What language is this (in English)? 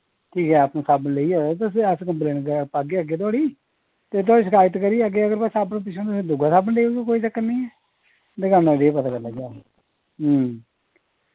Dogri